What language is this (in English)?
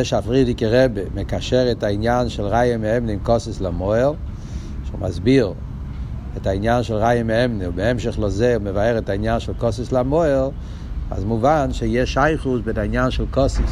Hebrew